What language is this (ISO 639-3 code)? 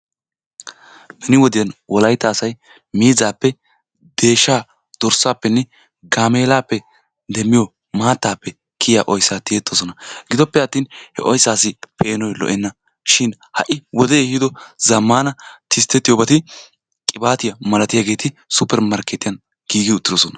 wal